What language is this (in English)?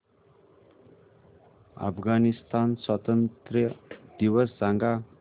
Marathi